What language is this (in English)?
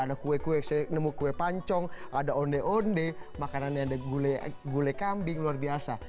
Indonesian